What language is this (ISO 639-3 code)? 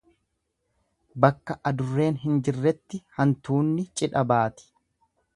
orm